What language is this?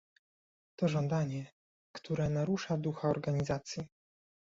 Polish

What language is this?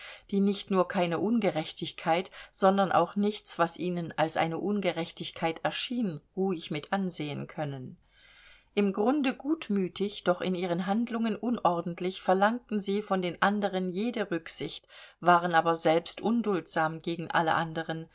German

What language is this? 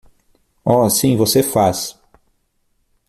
Portuguese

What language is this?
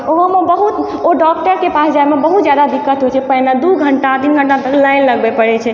Maithili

